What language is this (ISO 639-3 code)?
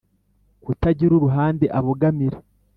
kin